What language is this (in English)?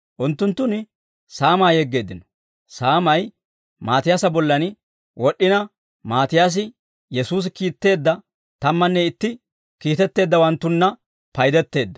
Dawro